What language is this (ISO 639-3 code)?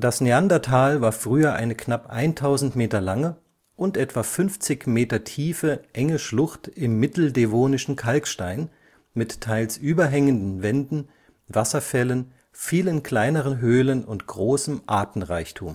deu